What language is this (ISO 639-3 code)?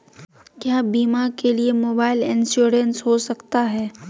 mag